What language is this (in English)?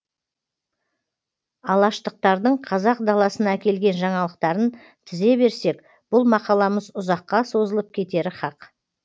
Kazakh